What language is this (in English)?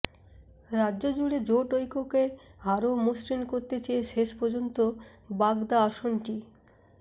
Bangla